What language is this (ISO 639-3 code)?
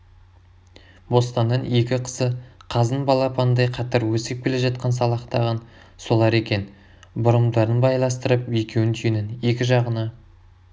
kaz